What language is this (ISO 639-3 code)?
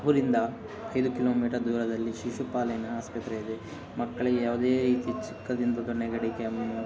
kan